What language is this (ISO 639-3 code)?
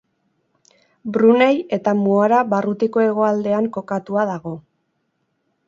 eus